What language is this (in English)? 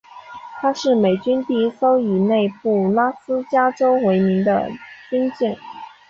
Chinese